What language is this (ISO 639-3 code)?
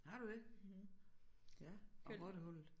dan